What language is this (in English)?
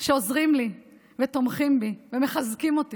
Hebrew